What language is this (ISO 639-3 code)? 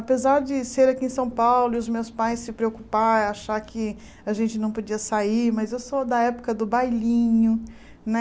por